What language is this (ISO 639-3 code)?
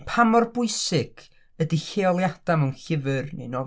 cym